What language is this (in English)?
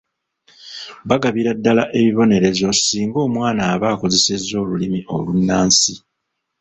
Ganda